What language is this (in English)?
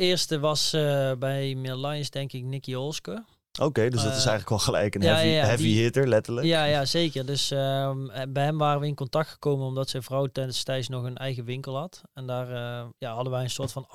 Dutch